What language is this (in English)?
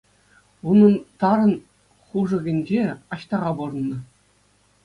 Chuvash